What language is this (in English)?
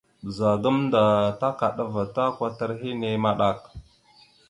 Mada (Cameroon)